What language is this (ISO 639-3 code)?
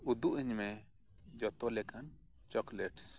sat